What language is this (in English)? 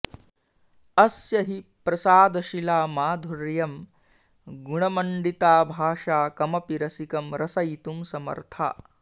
Sanskrit